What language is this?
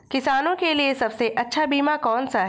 Hindi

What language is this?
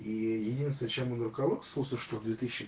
Russian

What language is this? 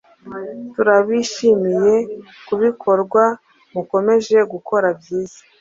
Kinyarwanda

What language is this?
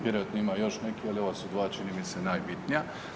Croatian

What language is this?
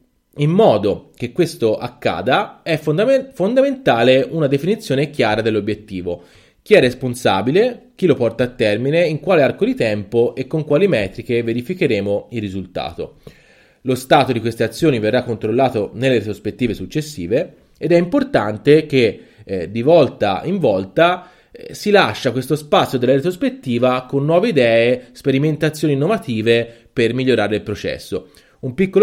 Italian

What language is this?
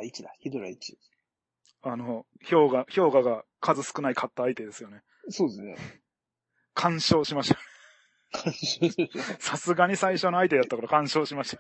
Japanese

